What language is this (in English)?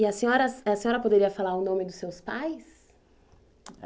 Portuguese